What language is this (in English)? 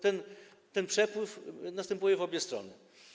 Polish